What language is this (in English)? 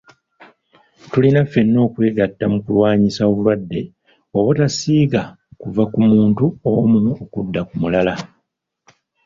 Ganda